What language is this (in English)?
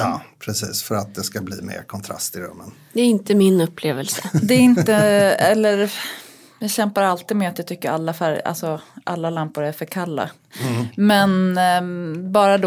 Swedish